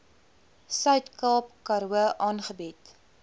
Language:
Afrikaans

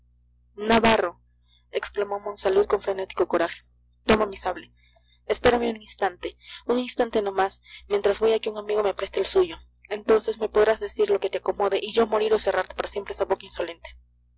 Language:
Spanish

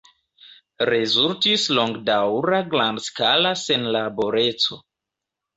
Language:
Esperanto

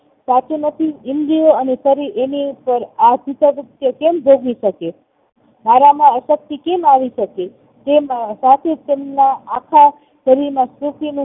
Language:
Gujarati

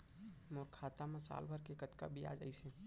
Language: Chhattisgarhi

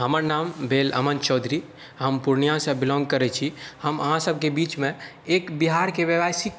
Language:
Maithili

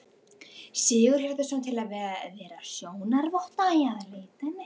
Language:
Icelandic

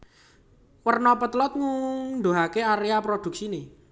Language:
Javanese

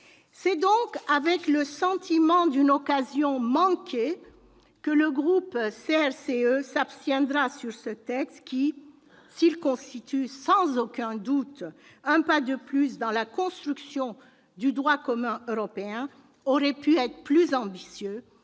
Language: French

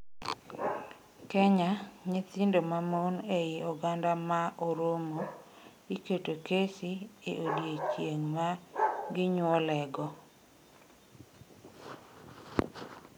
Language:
Luo (Kenya and Tanzania)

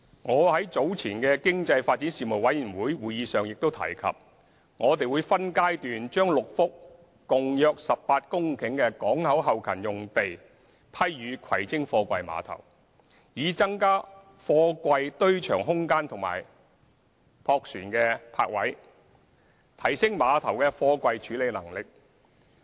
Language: Cantonese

